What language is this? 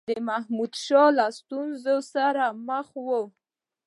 Pashto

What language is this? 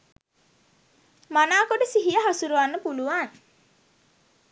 Sinhala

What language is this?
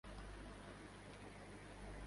Urdu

